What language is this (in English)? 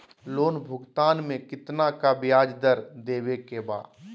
Magahi